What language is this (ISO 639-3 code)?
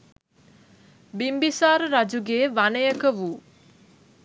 sin